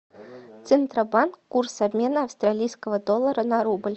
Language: Russian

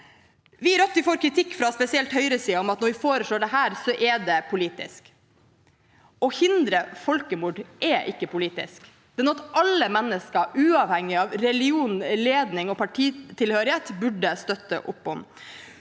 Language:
Norwegian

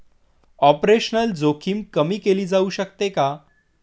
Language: Marathi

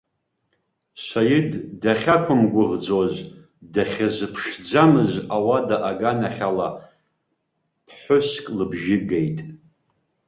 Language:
Abkhazian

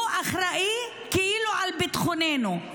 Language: Hebrew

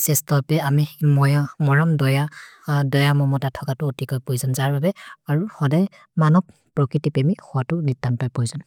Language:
Maria (India)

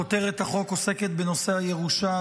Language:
Hebrew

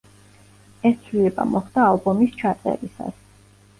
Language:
Georgian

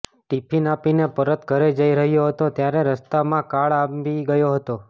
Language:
Gujarati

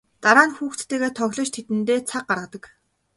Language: Mongolian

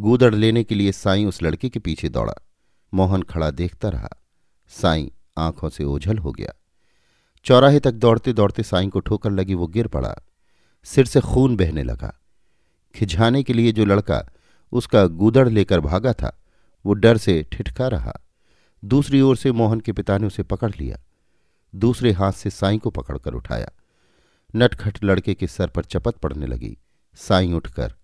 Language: Hindi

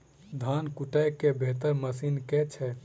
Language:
Maithili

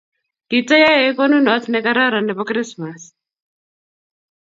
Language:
Kalenjin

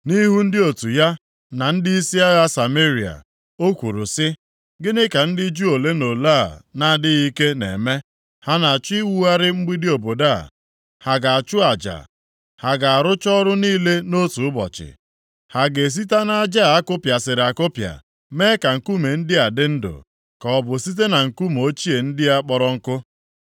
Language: Igbo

